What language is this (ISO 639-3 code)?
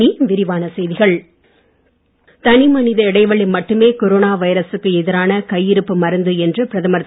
tam